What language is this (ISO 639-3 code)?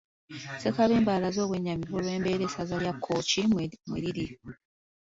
lug